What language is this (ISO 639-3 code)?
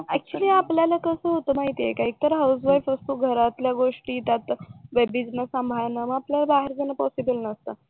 mar